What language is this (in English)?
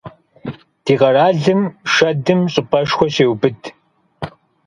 Kabardian